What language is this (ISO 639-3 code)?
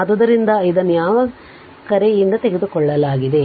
kan